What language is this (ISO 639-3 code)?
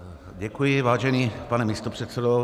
ces